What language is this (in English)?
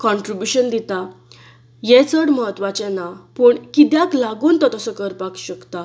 Konkani